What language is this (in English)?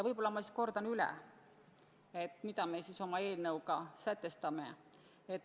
Estonian